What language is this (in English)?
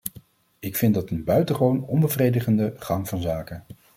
Dutch